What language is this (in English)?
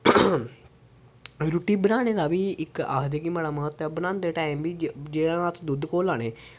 Dogri